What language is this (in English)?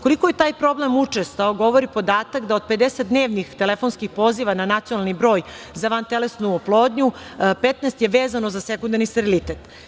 Serbian